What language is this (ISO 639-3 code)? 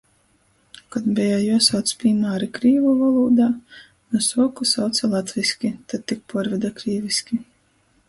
ltg